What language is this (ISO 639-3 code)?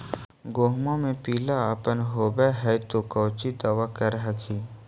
mag